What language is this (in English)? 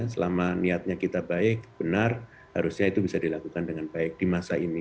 Indonesian